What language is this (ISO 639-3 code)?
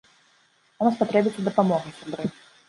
bel